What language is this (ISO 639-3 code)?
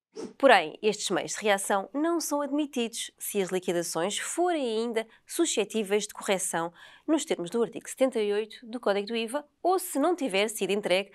por